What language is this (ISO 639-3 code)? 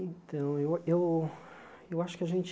por